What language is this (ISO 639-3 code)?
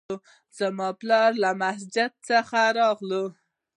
pus